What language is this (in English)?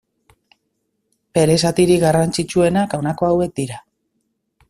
Basque